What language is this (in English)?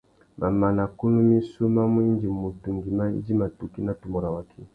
Tuki